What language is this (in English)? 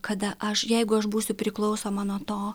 Lithuanian